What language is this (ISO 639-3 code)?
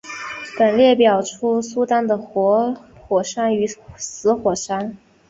zho